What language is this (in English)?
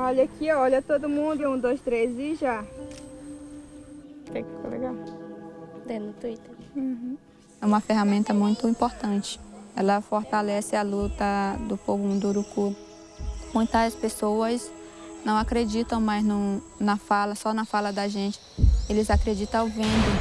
Portuguese